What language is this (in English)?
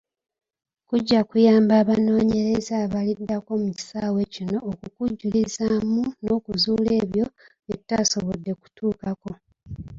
Ganda